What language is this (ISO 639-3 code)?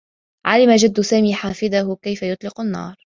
ara